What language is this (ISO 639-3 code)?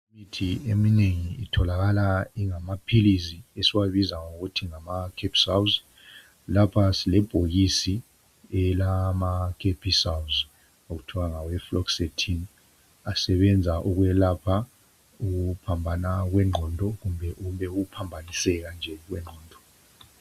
nde